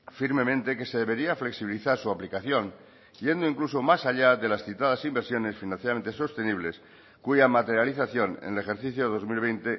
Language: Spanish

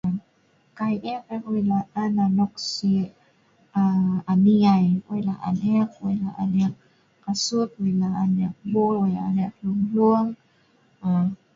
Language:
Sa'ban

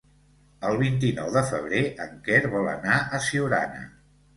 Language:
Catalan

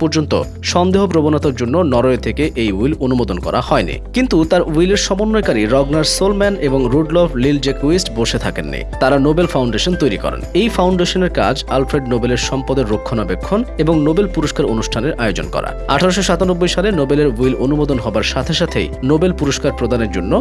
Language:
Bangla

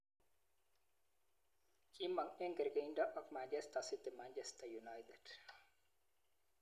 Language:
Kalenjin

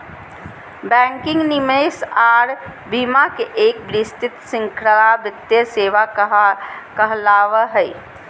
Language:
Magahi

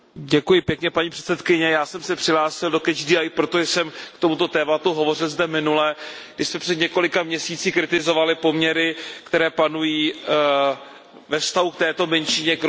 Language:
Czech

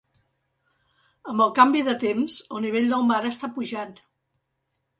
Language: Catalan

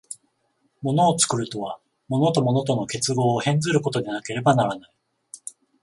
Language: Japanese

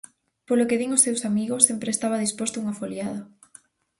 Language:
Galician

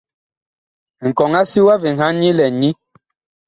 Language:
Bakoko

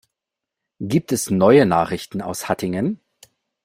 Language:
German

